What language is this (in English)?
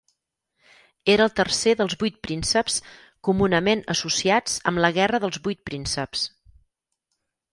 Catalan